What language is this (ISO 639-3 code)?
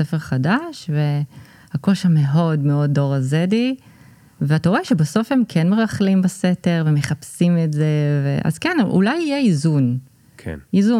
heb